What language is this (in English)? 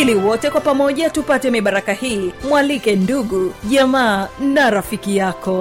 Swahili